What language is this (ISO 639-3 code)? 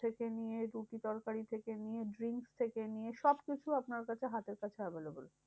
ben